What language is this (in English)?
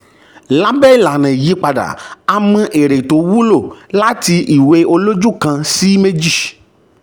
Yoruba